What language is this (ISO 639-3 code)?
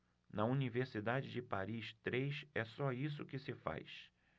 por